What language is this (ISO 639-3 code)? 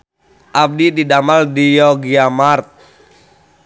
sun